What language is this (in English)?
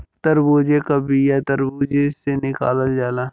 Bhojpuri